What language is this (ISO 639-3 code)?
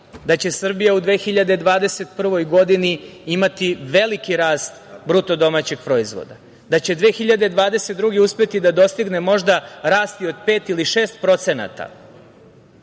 srp